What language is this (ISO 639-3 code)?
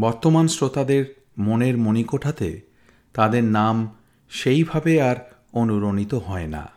ben